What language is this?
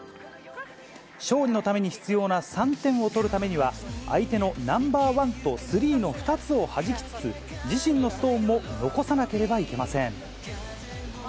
Japanese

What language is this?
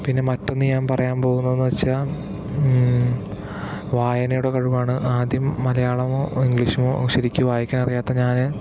Malayalam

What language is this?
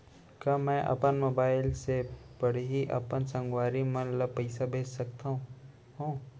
Chhattisgarhi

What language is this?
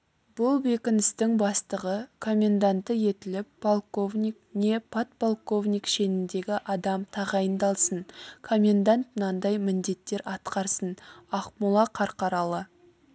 Kazakh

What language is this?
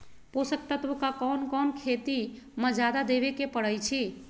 Magahi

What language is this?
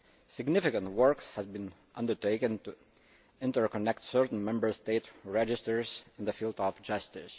English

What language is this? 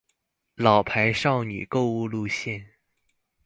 Chinese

